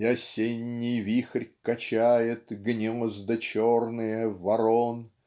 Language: Russian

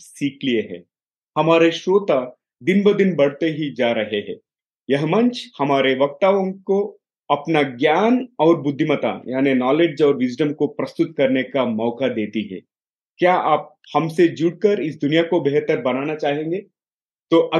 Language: Hindi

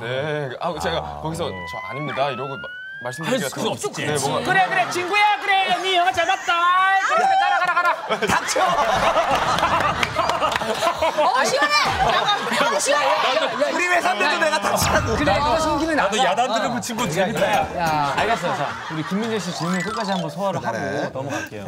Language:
Korean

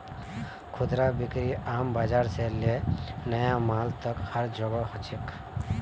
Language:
Magahi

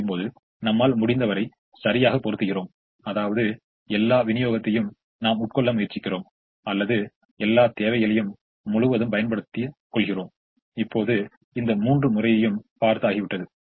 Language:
Tamil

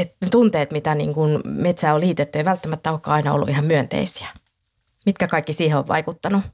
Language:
Finnish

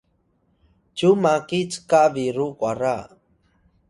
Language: Atayal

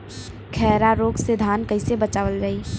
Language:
Bhojpuri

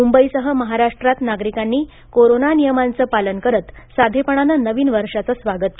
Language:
Marathi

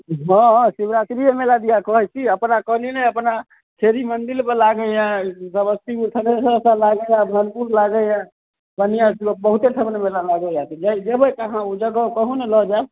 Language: Maithili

